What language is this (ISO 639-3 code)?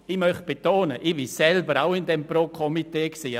gsw